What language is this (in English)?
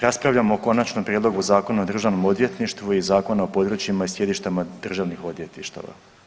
Croatian